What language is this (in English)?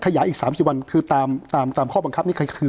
Thai